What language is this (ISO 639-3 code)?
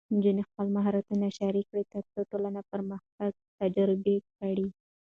pus